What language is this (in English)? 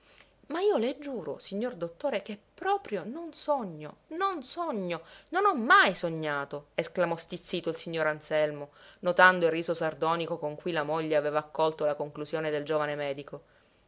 Italian